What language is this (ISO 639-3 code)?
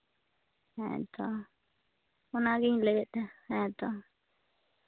sat